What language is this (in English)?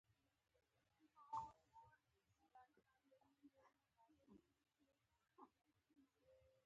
Pashto